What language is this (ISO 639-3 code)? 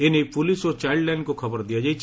ori